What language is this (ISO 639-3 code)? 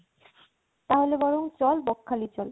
ben